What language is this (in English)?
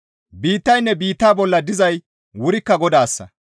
Gamo